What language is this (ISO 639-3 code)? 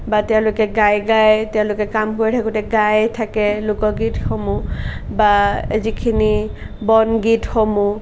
asm